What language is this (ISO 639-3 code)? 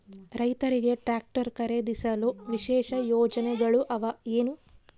kan